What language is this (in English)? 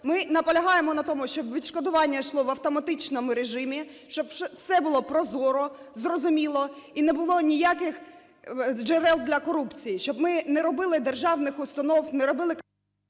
Ukrainian